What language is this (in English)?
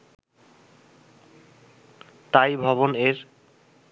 Bangla